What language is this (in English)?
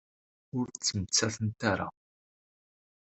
Kabyle